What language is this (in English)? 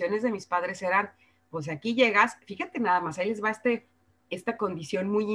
Spanish